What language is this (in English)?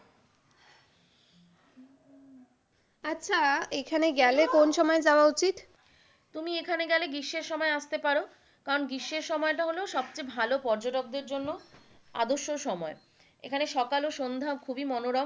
Bangla